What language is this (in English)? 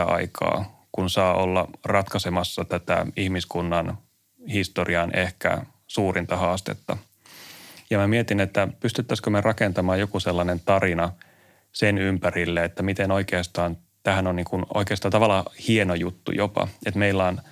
Finnish